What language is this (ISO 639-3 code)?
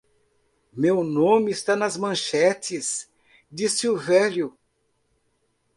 por